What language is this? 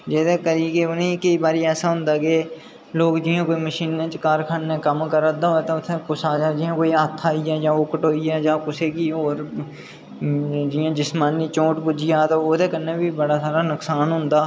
Dogri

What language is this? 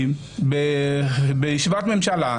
Hebrew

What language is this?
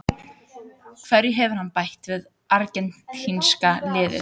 Icelandic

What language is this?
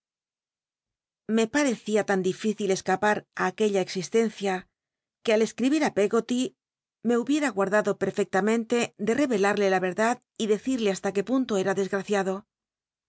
Spanish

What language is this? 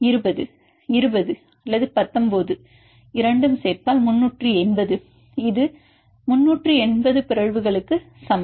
Tamil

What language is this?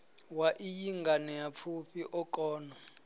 Venda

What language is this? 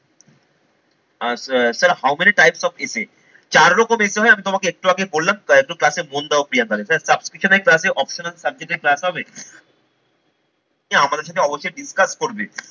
Bangla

